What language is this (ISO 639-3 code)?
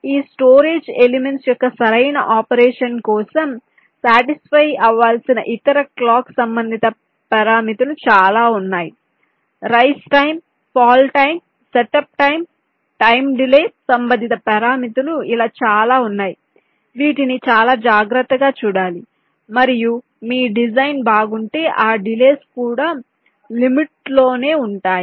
tel